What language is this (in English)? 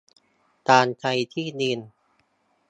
Thai